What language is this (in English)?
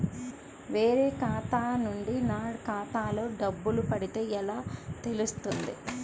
Telugu